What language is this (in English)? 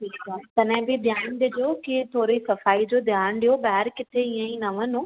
Sindhi